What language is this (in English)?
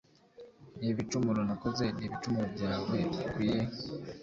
Kinyarwanda